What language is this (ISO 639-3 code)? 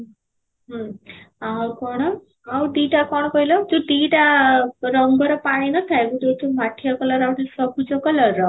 ori